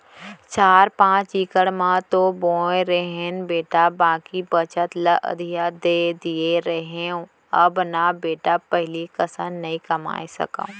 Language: Chhattisgarhi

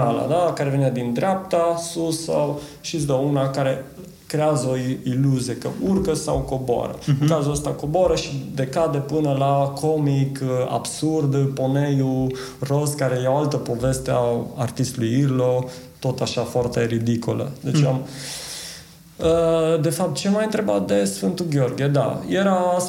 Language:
Romanian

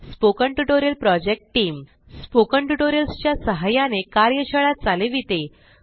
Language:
Marathi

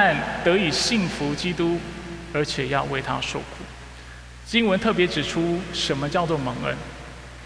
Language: Chinese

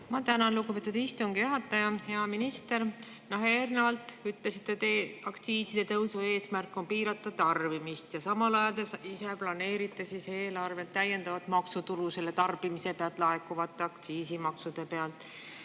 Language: Estonian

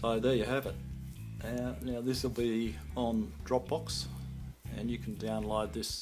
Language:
English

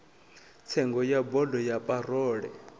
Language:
Venda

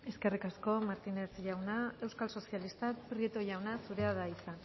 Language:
Basque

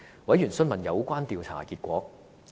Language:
Cantonese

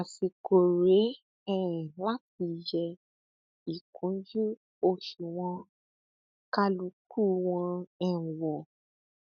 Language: Yoruba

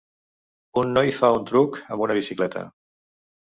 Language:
Catalan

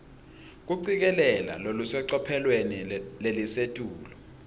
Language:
Swati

